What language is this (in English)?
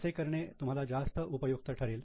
Marathi